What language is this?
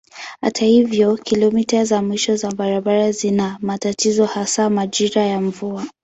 Swahili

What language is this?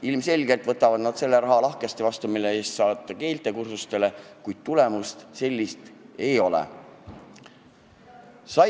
Estonian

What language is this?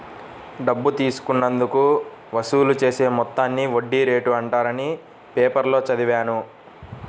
Telugu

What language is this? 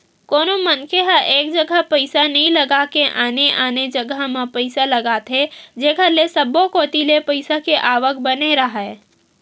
Chhattisgarhi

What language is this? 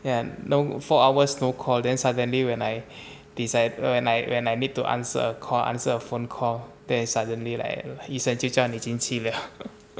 English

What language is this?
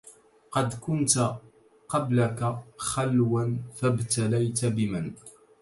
Arabic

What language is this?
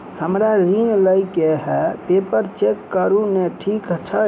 Maithili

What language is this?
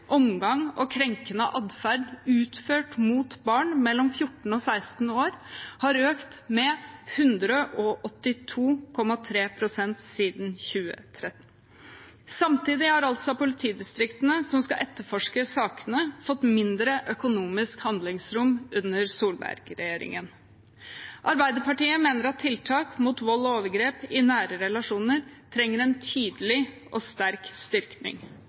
Norwegian Bokmål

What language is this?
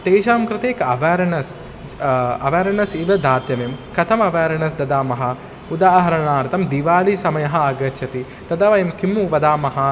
Sanskrit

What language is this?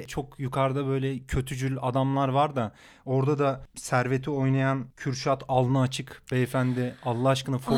Turkish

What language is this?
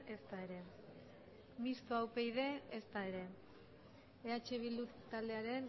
Basque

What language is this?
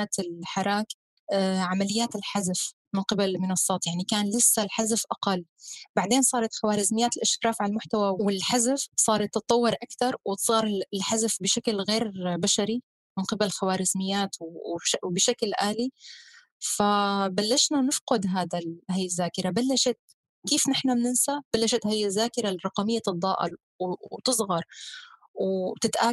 Arabic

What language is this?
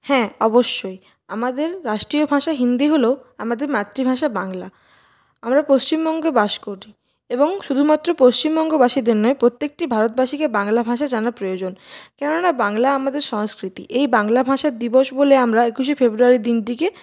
Bangla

